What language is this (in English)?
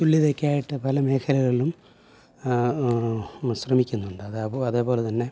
Malayalam